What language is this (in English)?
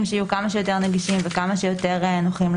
Hebrew